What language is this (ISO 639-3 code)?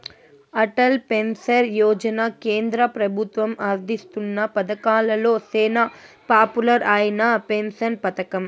tel